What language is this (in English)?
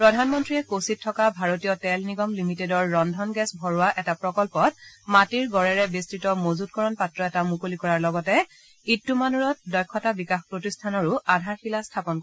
Assamese